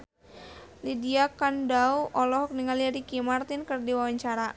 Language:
Sundanese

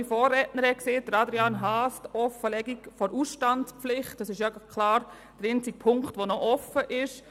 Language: Swiss German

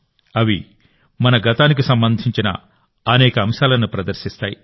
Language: Telugu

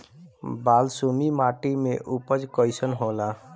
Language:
Bhojpuri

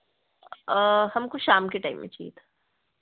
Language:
Hindi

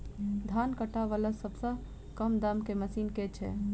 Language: Maithili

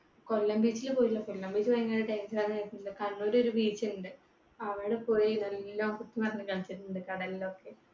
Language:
Malayalam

